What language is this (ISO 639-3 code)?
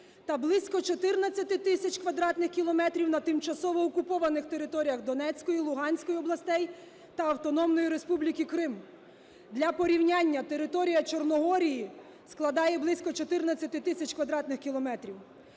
ukr